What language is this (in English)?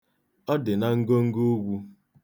Igbo